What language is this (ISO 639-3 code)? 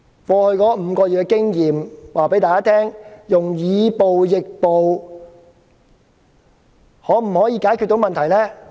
yue